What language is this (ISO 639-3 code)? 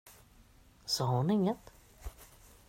swe